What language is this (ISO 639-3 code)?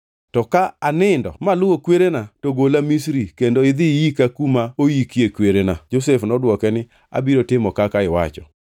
luo